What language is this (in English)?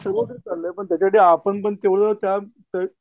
Marathi